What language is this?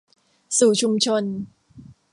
Thai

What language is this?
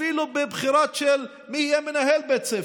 Hebrew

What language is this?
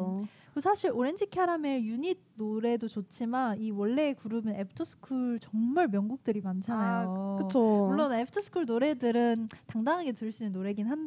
Korean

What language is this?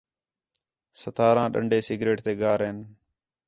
Khetrani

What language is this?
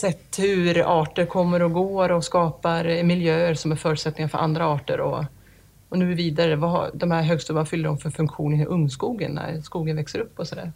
Swedish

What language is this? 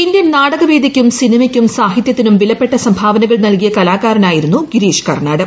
Malayalam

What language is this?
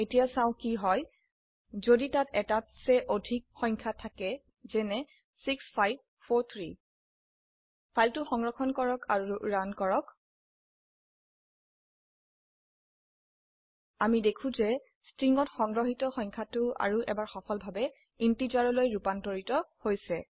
Assamese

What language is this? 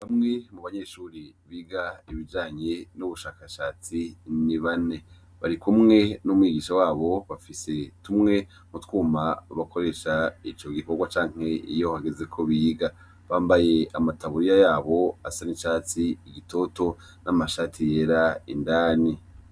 Rundi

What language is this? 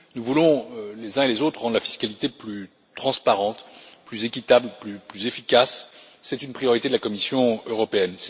French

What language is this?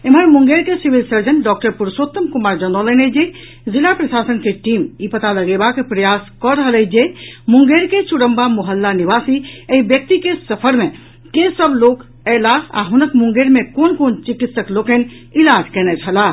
Maithili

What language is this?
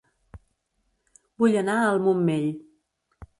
Catalan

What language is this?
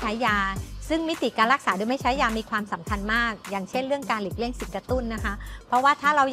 Thai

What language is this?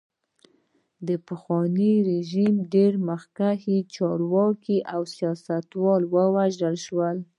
Pashto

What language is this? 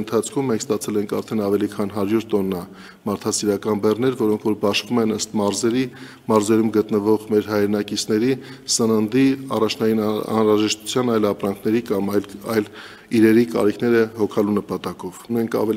Romanian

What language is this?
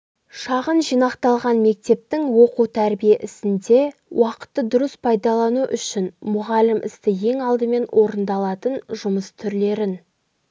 Kazakh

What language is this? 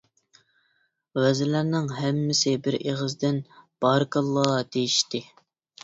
Uyghur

